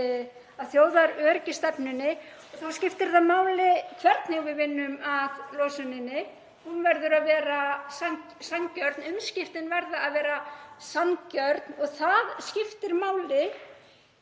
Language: Icelandic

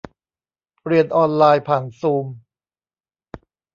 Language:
Thai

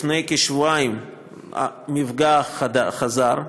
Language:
Hebrew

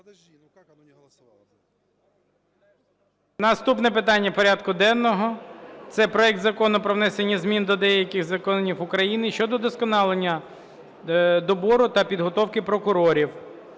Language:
Ukrainian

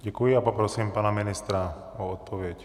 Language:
Czech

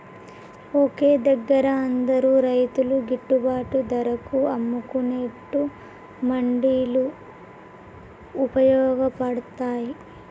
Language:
Telugu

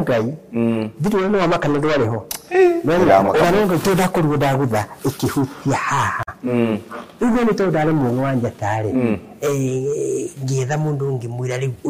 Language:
Swahili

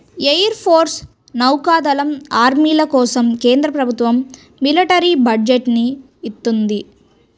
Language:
Telugu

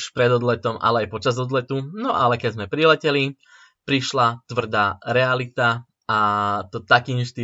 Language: Slovak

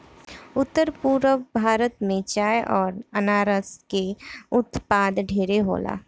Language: Bhojpuri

